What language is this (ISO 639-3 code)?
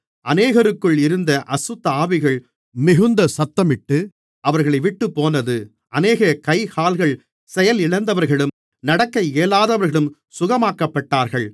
tam